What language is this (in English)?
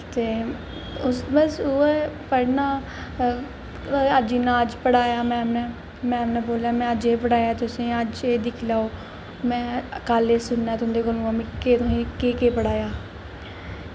Dogri